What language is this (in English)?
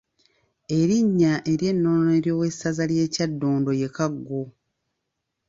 Ganda